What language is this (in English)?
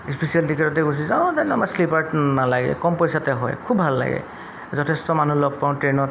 Assamese